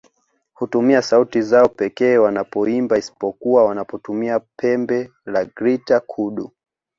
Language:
Swahili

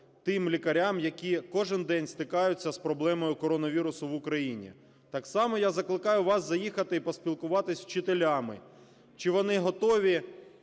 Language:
Ukrainian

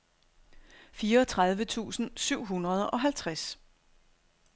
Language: Danish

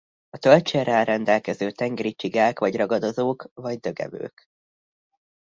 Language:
Hungarian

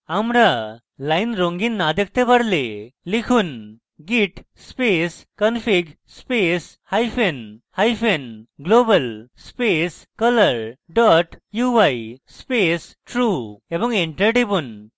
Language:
Bangla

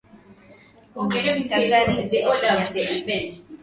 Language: Swahili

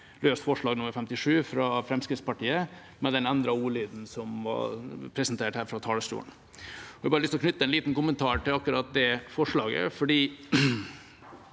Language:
Norwegian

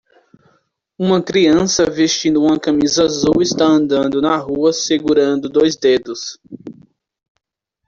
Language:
Portuguese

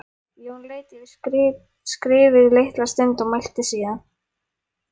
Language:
Icelandic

